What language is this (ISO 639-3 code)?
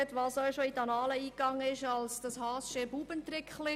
gsw